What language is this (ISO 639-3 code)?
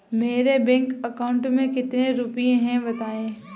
hin